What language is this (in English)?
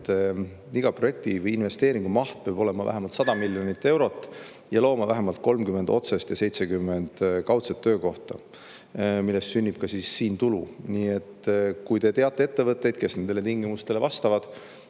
Estonian